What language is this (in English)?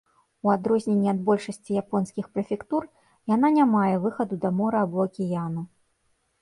Belarusian